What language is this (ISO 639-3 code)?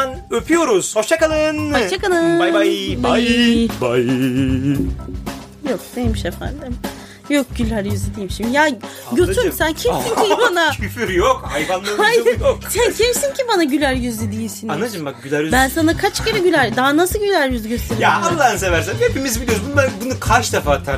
tur